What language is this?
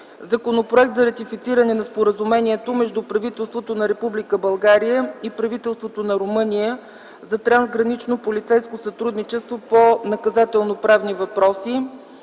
Bulgarian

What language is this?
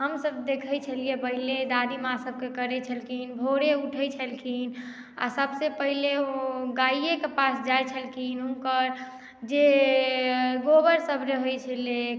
Maithili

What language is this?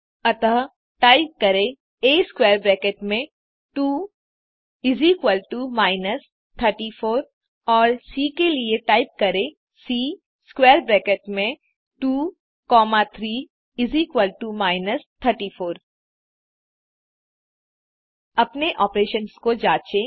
Hindi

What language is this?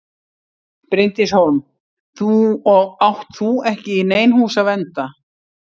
Icelandic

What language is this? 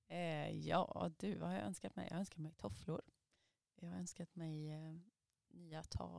Swedish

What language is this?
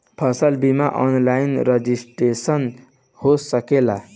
Bhojpuri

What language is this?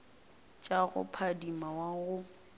Northern Sotho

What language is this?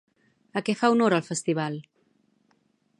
Catalan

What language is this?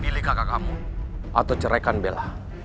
Indonesian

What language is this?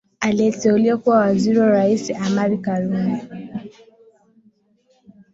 Swahili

